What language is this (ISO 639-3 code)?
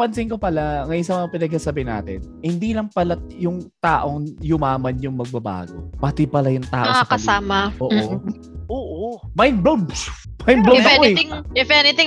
fil